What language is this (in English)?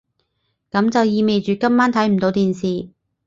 Cantonese